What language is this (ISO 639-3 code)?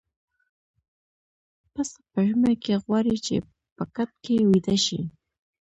pus